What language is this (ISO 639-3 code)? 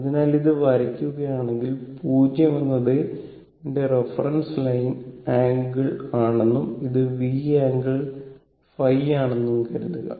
mal